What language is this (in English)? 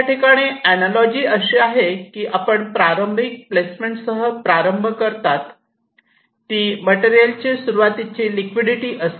Marathi